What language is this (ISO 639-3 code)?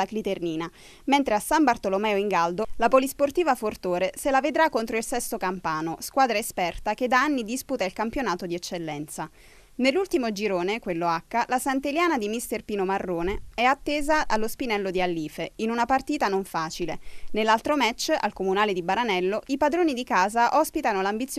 ita